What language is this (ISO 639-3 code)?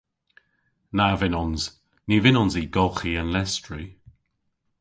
cor